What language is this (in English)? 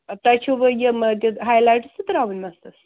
Kashmiri